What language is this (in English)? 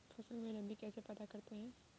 Hindi